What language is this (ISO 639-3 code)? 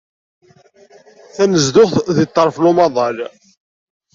kab